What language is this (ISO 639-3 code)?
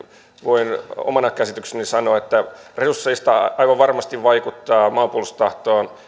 fin